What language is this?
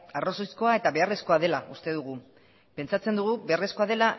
Basque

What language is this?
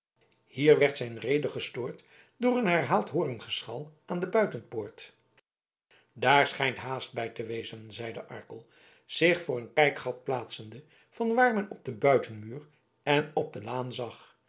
Dutch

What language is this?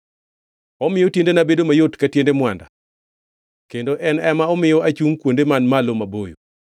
Luo (Kenya and Tanzania)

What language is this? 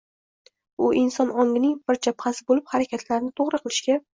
Uzbek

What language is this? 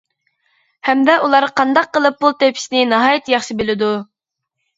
Uyghur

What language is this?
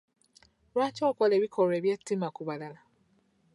Ganda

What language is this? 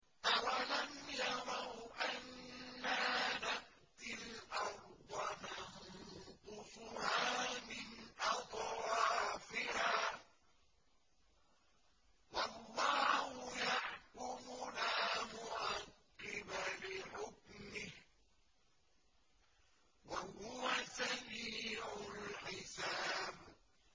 Arabic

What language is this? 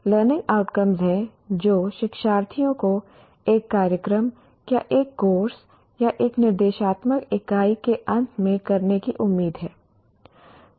Hindi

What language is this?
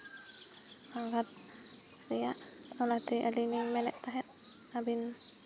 Santali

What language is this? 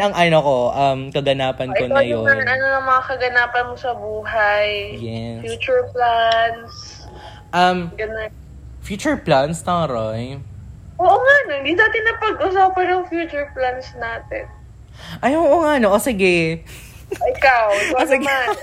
Filipino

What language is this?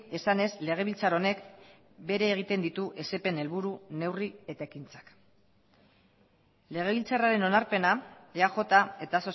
Basque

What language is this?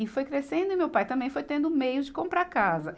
Portuguese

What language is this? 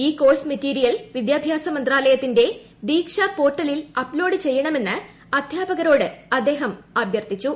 Malayalam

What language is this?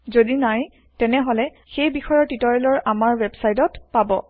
Assamese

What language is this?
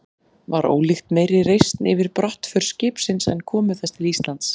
Icelandic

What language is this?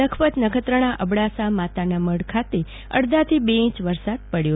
Gujarati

